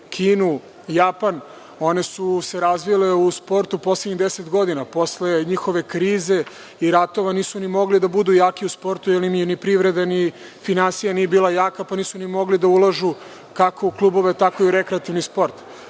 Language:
Serbian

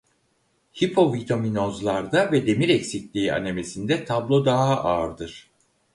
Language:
Turkish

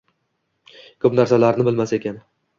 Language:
Uzbek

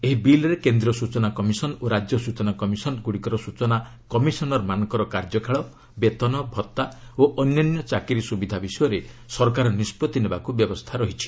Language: Odia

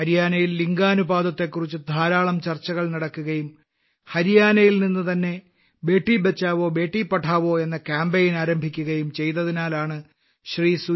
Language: Malayalam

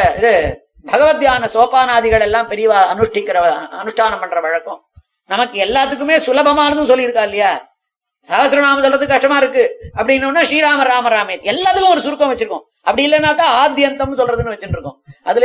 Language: Tamil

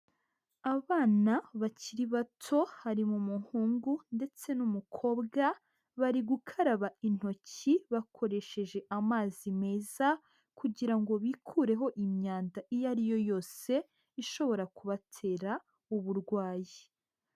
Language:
Kinyarwanda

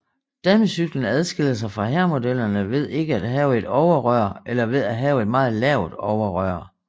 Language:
Danish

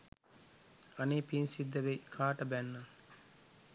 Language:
Sinhala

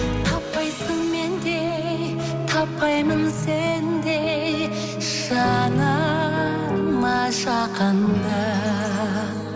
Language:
Kazakh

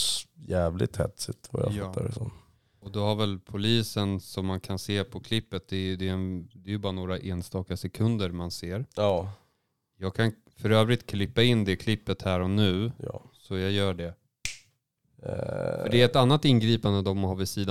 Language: Swedish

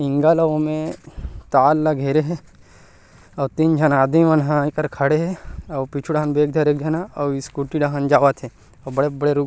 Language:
Chhattisgarhi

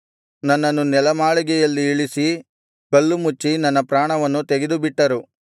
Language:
Kannada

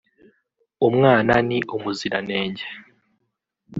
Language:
Kinyarwanda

